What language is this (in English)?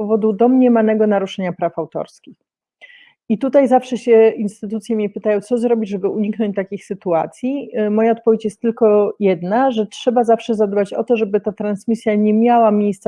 Polish